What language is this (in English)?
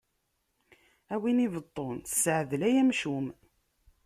Kabyle